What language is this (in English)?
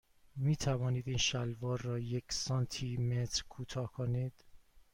Persian